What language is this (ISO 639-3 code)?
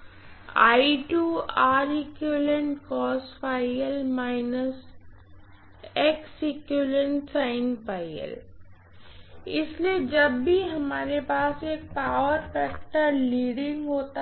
hin